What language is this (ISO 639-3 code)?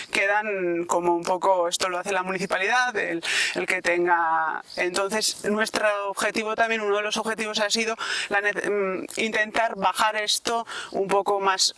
spa